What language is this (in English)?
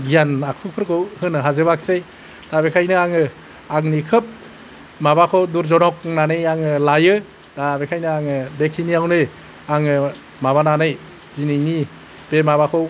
Bodo